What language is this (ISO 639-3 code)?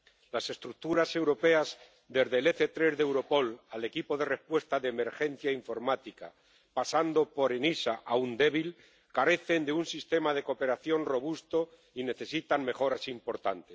spa